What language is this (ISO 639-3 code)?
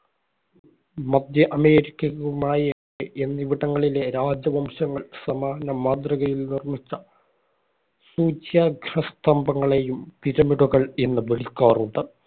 mal